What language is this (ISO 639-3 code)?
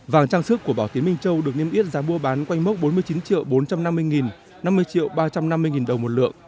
vie